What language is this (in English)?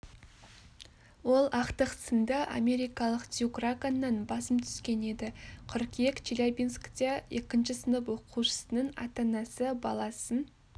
Kazakh